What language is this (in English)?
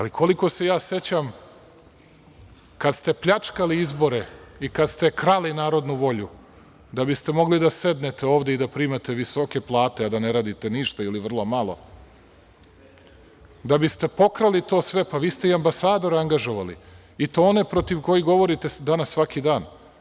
Serbian